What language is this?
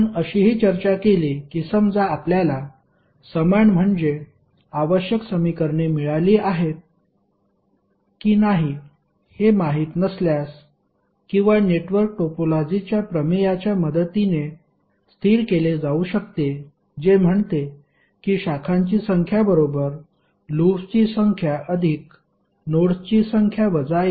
Marathi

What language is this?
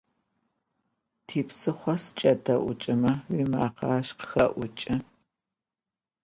Adyghe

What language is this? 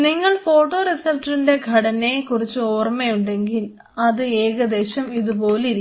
Malayalam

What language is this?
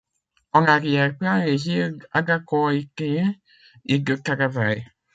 French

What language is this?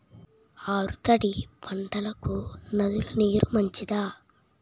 Telugu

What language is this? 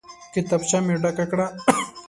Pashto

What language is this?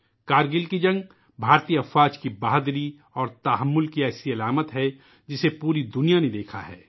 Urdu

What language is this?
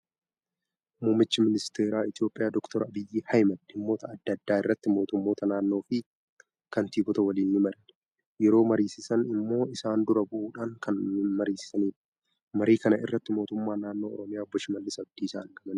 Oromo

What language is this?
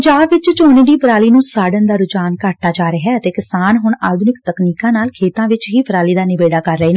Punjabi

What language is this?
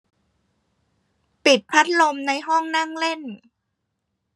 Thai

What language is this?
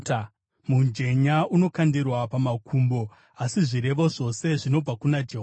Shona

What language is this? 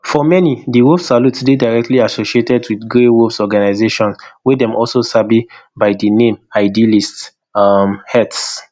Nigerian Pidgin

